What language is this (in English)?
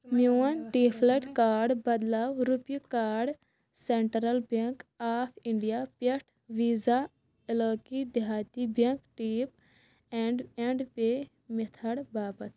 Kashmiri